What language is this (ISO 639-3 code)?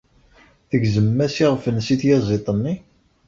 kab